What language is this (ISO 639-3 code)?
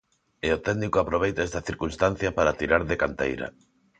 glg